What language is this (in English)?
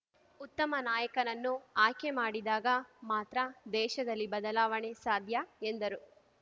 Kannada